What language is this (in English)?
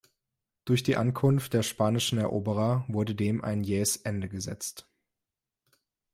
German